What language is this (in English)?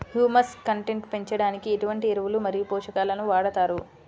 Telugu